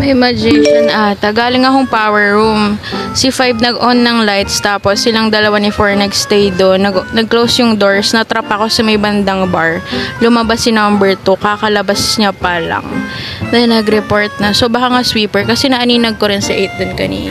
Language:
Filipino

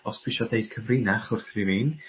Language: Welsh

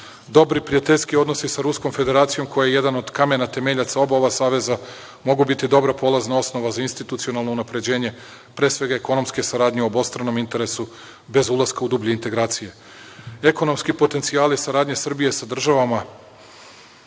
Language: Serbian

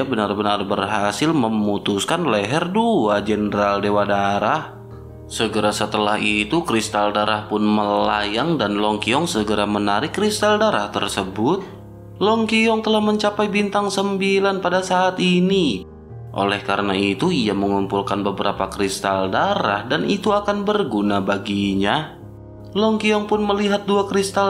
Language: Indonesian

